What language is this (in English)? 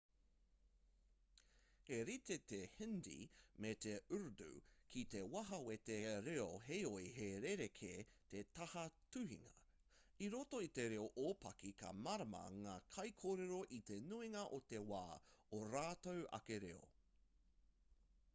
Māori